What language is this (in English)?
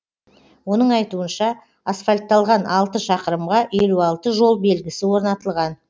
Kazakh